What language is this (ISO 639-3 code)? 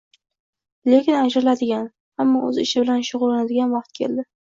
uzb